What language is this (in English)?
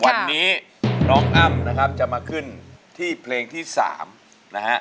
Thai